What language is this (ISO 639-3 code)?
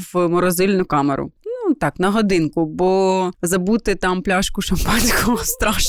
ukr